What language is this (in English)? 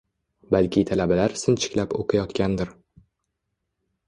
Uzbek